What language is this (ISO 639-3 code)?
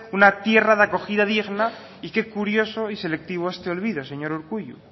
spa